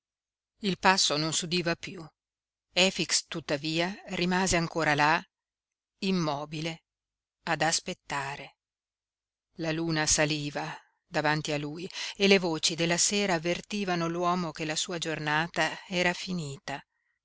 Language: Italian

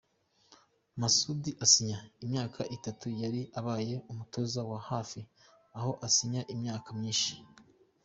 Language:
Kinyarwanda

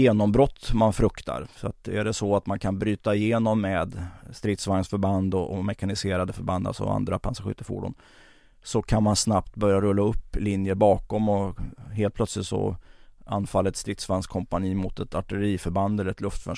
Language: Swedish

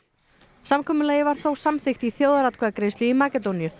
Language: Icelandic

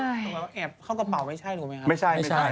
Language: Thai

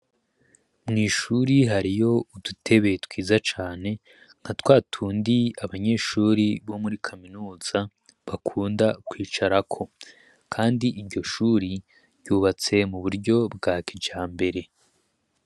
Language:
Rundi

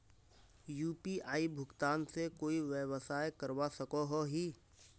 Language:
Magahi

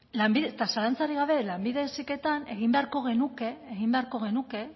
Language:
Basque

